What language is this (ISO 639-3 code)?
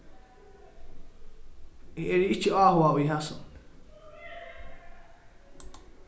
fao